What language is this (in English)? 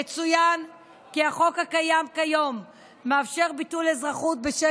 Hebrew